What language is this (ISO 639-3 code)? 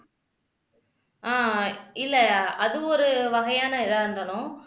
tam